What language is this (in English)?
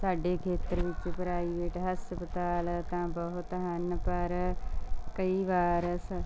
Punjabi